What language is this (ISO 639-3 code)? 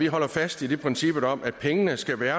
dan